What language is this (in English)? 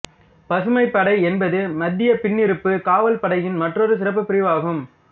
Tamil